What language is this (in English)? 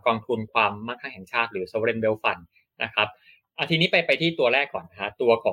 Thai